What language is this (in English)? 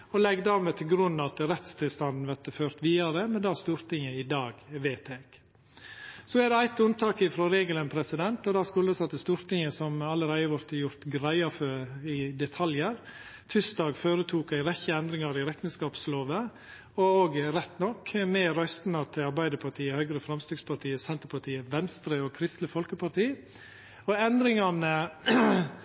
Norwegian Nynorsk